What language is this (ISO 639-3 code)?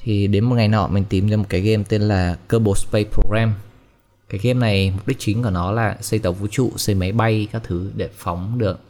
vie